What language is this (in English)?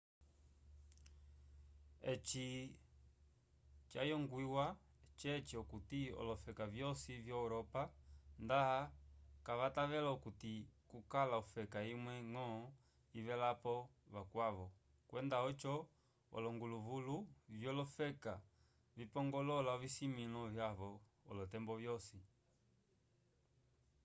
Umbundu